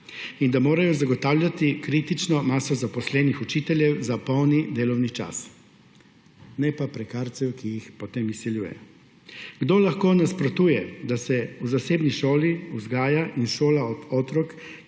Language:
Slovenian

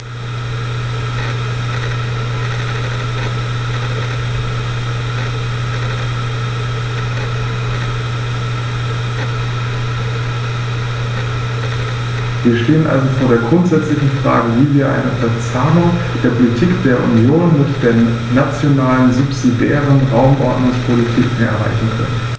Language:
German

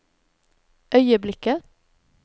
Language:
Norwegian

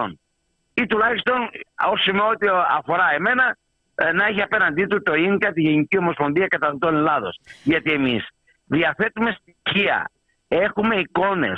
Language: Greek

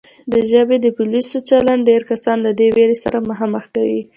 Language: Pashto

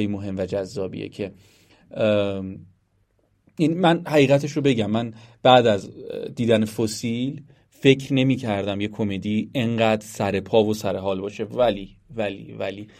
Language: Persian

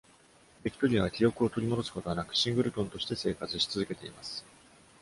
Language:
Japanese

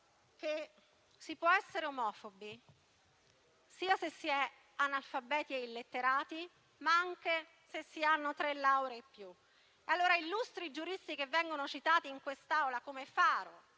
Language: Italian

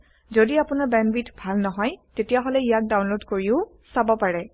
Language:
Assamese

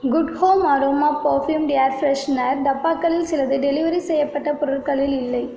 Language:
Tamil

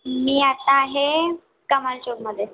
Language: Marathi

